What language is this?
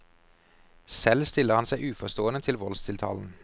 Norwegian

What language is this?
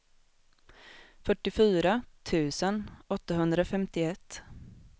Swedish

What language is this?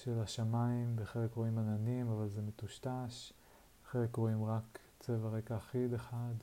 Hebrew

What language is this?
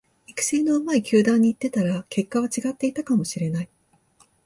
Japanese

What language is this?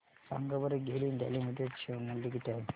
Marathi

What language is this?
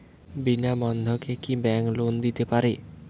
Bangla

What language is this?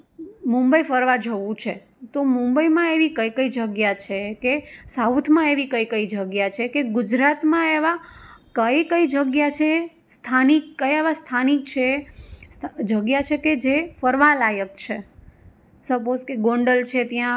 Gujarati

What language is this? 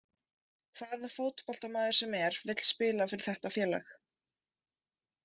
Icelandic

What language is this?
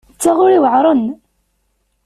Kabyle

